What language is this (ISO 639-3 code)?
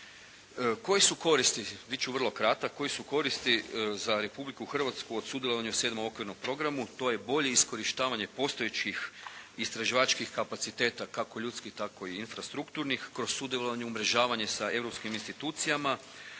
hrv